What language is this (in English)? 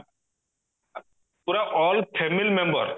Odia